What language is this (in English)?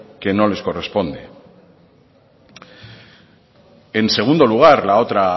Spanish